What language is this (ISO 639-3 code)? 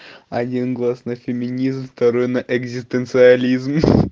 rus